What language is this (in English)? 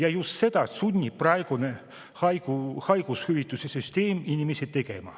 Estonian